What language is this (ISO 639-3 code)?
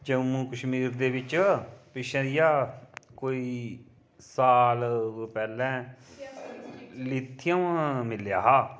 doi